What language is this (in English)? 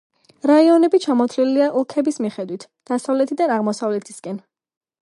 Georgian